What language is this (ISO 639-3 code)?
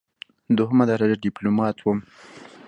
pus